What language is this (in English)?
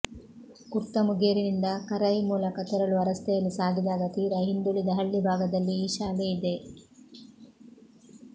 Kannada